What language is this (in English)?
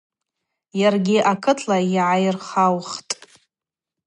Abaza